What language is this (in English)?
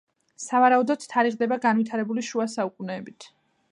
Georgian